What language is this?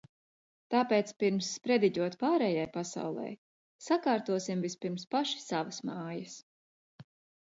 Latvian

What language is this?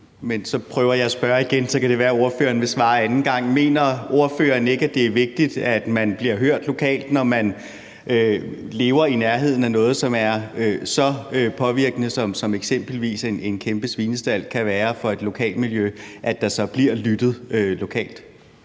Danish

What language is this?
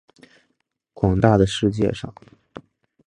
Chinese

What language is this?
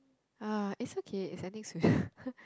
English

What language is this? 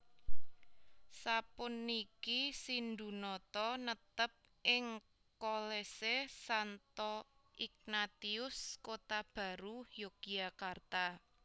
Javanese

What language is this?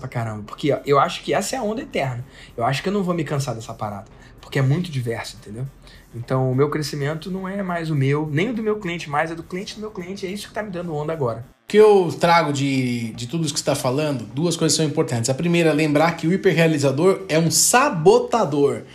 Portuguese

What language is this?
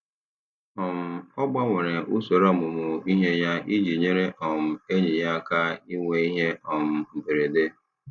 Igbo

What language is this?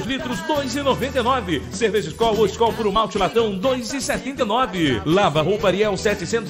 Portuguese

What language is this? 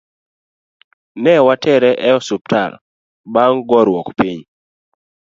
Luo (Kenya and Tanzania)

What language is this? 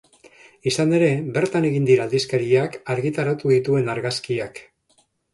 Basque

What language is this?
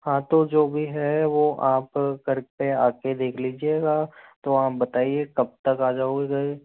Hindi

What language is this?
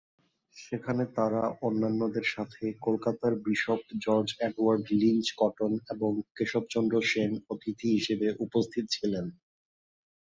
Bangla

